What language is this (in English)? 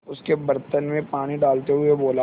Hindi